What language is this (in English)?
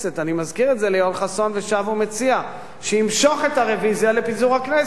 Hebrew